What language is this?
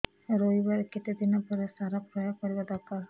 Odia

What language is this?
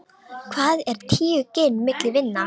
Icelandic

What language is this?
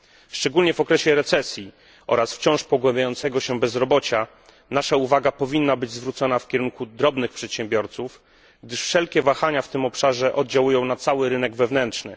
Polish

